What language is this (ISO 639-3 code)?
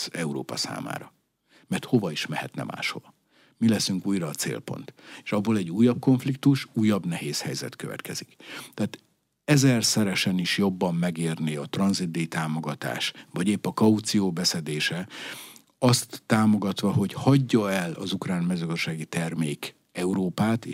hun